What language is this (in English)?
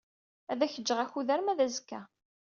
Kabyle